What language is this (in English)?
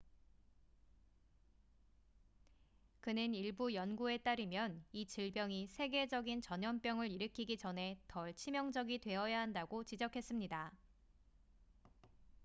Korean